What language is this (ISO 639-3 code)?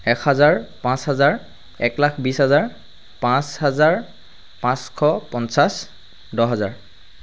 asm